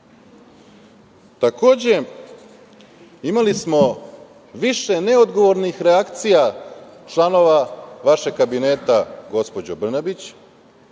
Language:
Serbian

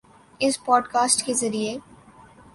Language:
Urdu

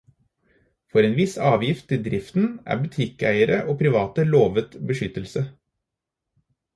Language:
Norwegian Bokmål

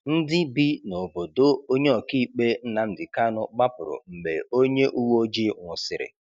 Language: Igbo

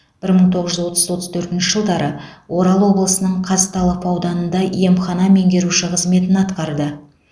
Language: Kazakh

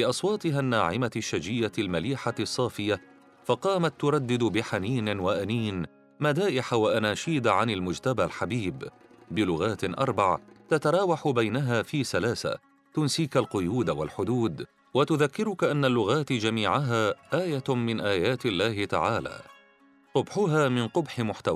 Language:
Arabic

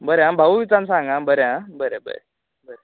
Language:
Konkani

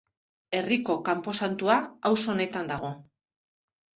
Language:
Basque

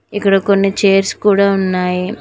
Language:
Telugu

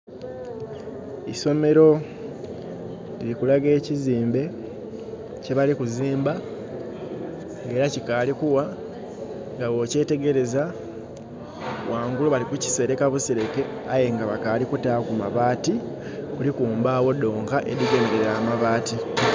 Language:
Soga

